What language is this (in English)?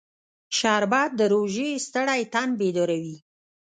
Pashto